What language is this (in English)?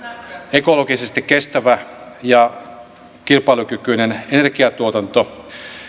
Finnish